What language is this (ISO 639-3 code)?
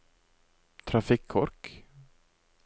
nor